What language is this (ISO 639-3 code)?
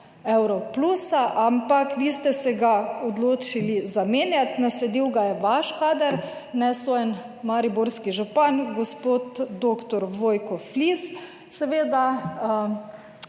slv